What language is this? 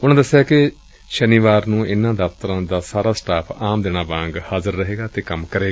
Punjabi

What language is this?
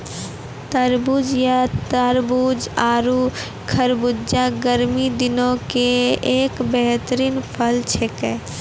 Maithili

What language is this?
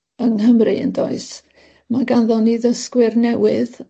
Welsh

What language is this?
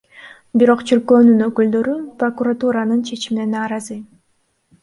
Kyrgyz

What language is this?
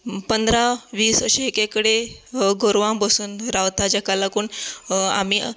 Konkani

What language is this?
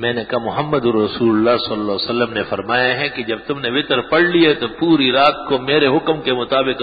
Arabic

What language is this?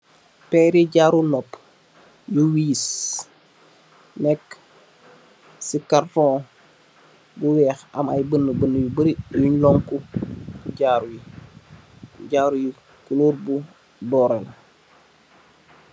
Wolof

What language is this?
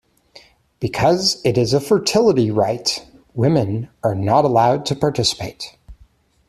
English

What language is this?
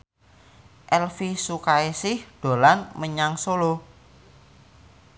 Javanese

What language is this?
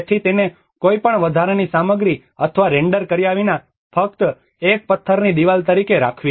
Gujarati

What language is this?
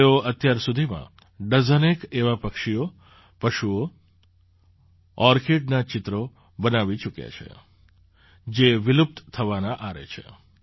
Gujarati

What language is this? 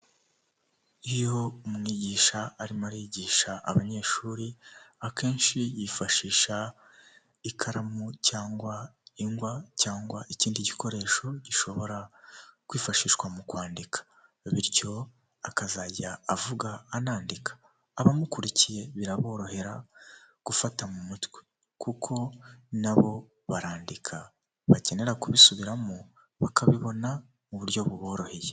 Kinyarwanda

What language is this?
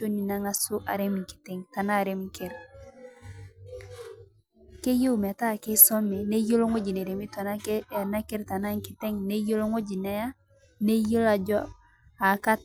Masai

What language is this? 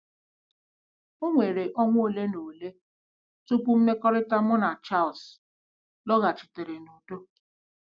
Igbo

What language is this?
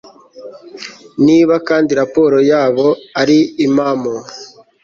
Kinyarwanda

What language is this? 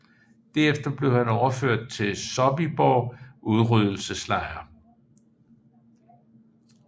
Danish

